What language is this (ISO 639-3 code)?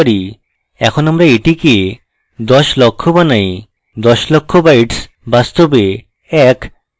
ben